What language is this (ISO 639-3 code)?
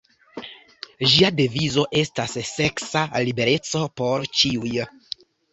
epo